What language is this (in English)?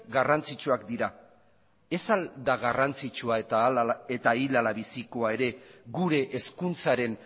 Basque